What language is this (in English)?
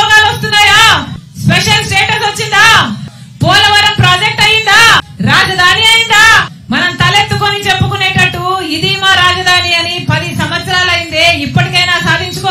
Telugu